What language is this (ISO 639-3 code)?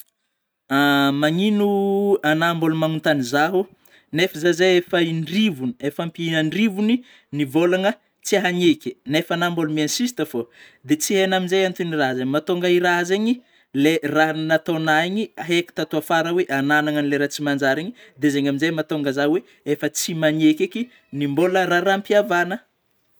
bmm